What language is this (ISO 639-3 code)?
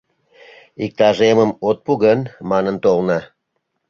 chm